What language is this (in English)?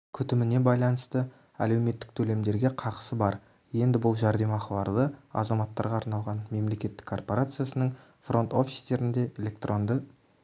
Kazakh